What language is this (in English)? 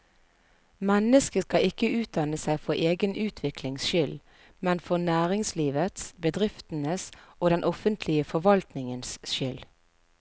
Norwegian